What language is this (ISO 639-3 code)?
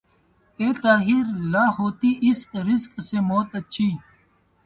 urd